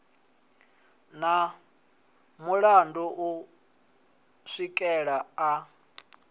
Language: Venda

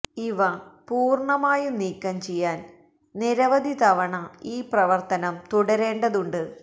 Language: Malayalam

